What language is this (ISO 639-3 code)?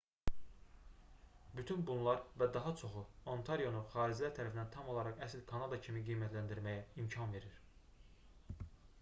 aze